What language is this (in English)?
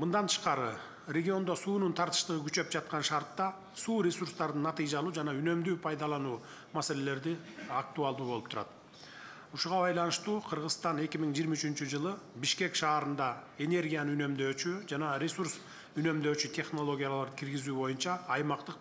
Turkish